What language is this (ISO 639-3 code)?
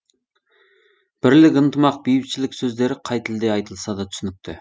kaz